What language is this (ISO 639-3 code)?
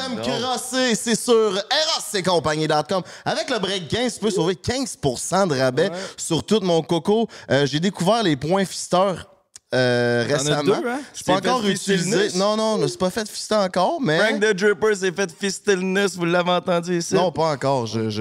fra